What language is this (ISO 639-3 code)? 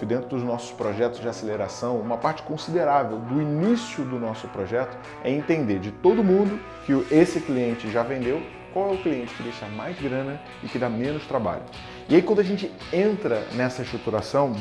por